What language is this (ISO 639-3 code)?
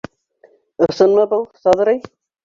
bak